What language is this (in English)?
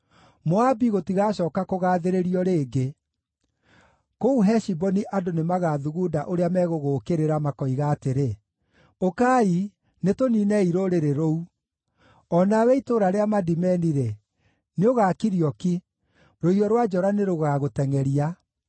Kikuyu